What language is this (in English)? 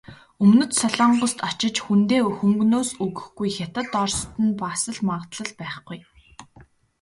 Mongolian